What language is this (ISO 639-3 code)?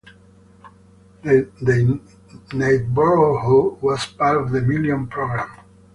eng